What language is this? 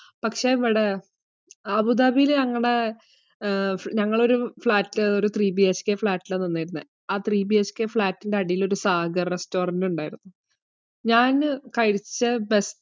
Malayalam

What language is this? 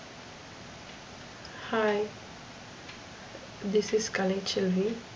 Tamil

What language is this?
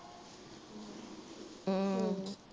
Punjabi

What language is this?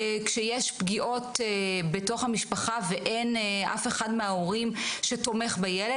Hebrew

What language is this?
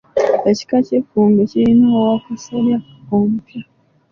Ganda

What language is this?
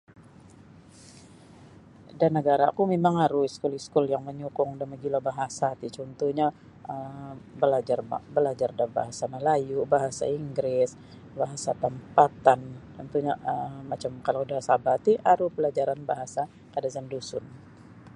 Sabah Bisaya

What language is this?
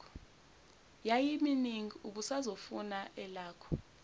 Zulu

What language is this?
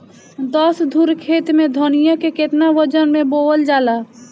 Bhojpuri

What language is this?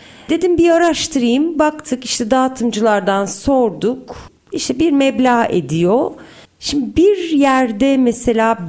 Turkish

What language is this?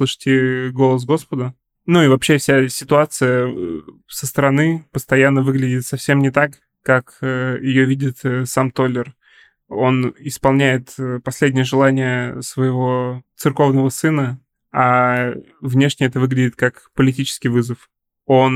Russian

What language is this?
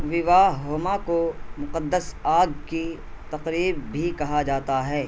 Urdu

